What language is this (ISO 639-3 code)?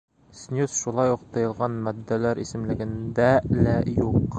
bak